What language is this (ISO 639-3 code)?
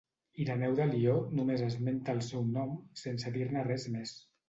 cat